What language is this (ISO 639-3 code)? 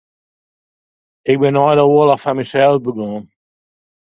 fry